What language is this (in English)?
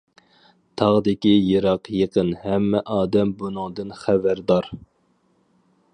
Uyghur